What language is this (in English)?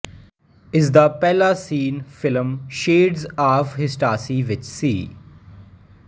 Punjabi